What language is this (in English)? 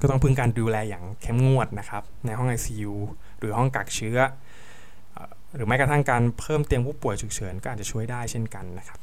Thai